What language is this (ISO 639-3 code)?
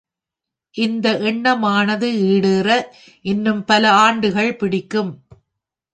tam